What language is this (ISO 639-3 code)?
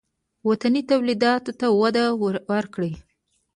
pus